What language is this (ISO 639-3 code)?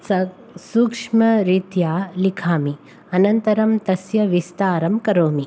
san